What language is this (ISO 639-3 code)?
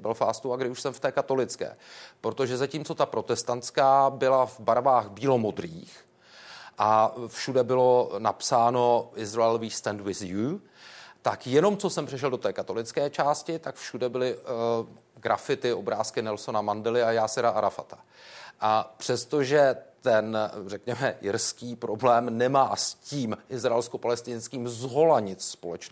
ces